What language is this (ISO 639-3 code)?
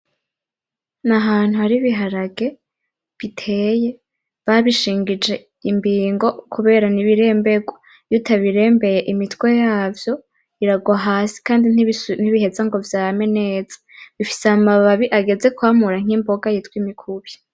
run